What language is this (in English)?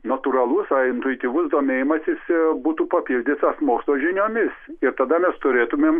Lithuanian